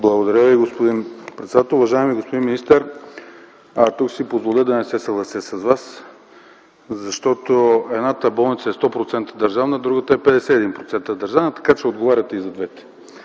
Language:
Bulgarian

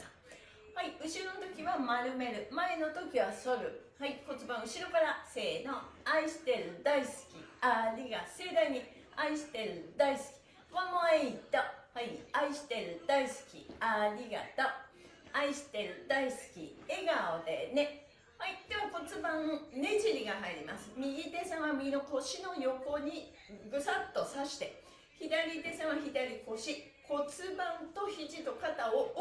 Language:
Japanese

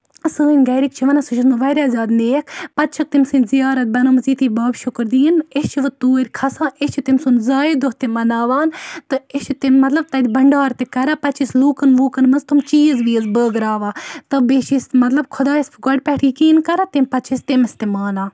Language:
Kashmiri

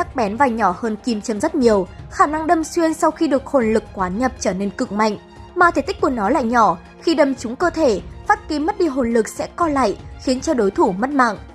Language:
Vietnamese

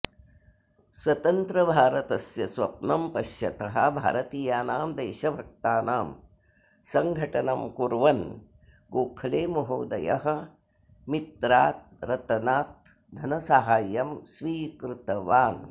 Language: Sanskrit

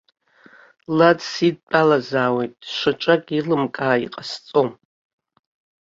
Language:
Abkhazian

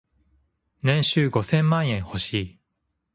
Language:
Japanese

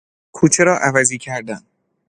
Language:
Persian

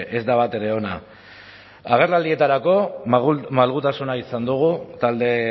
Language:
Basque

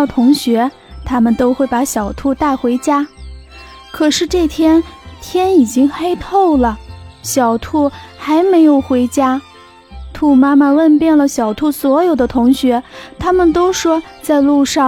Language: Chinese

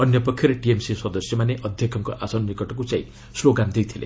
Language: Odia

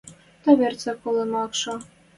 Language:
Western Mari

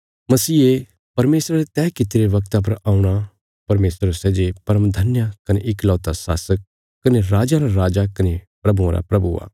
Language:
Bilaspuri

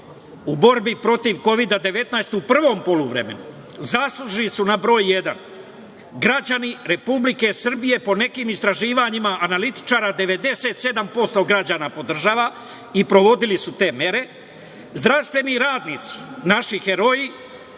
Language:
Serbian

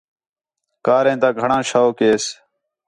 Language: Khetrani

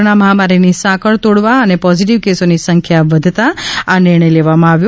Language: Gujarati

